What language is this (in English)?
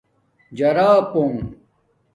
Domaaki